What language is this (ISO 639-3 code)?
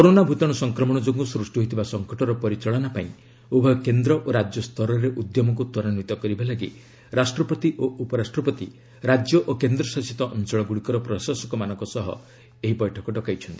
ori